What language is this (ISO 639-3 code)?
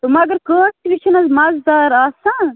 kas